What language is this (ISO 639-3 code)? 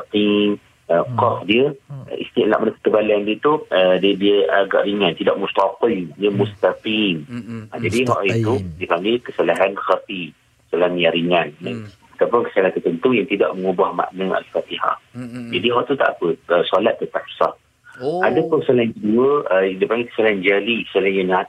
msa